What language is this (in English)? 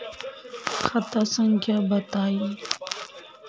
Magahi